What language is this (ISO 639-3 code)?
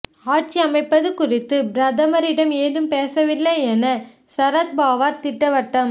tam